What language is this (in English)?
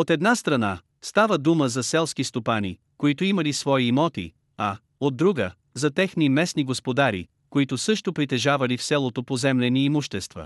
Bulgarian